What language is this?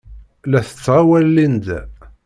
Kabyle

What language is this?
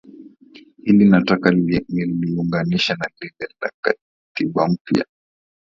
Swahili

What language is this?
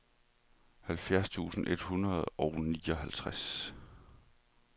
Danish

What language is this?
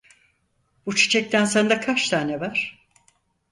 Turkish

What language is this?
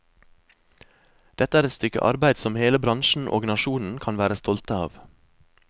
Norwegian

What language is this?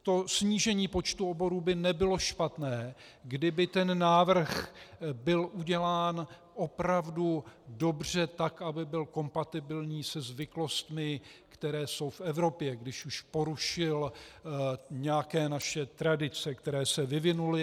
Czech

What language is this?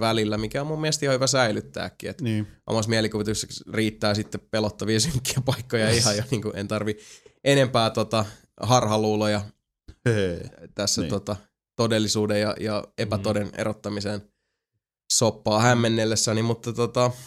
Finnish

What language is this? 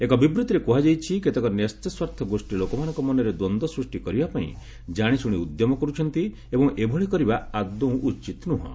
Odia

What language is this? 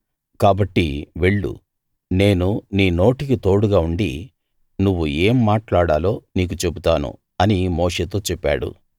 Telugu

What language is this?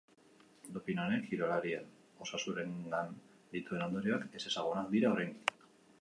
Basque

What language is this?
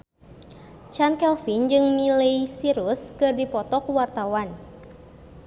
Sundanese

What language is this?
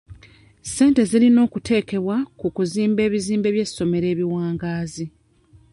Ganda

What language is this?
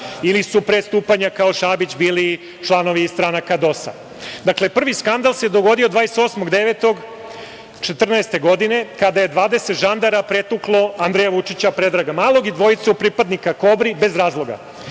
Serbian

